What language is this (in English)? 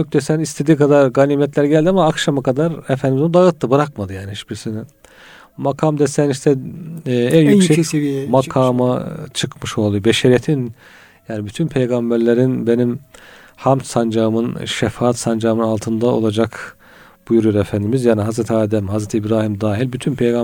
Turkish